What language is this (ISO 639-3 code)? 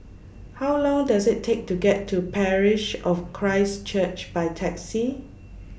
eng